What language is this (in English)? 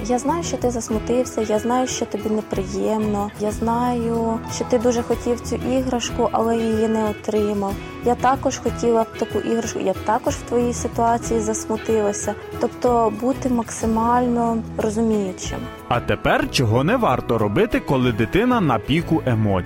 Ukrainian